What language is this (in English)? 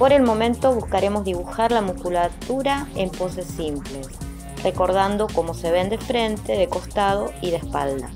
Spanish